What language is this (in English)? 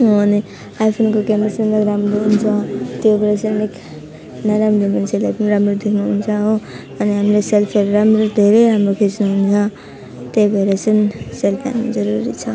Nepali